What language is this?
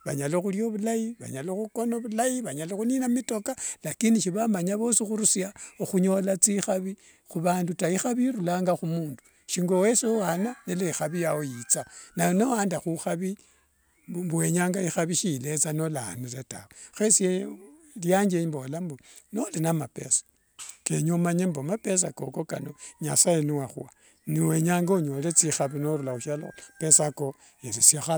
Wanga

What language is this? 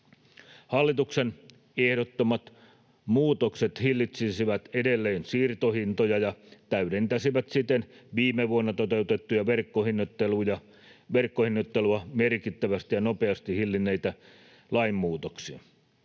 Finnish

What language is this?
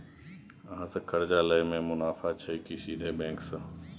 Maithili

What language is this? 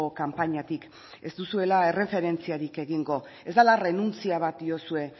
Basque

